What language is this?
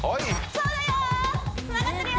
Japanese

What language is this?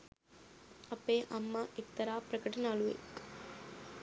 Sinhala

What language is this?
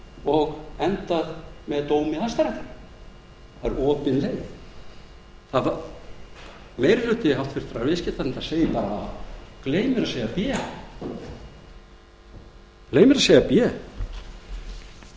Icelandic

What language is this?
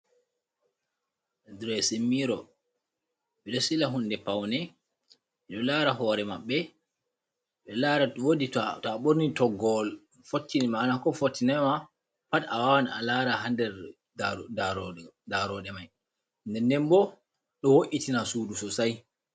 Fula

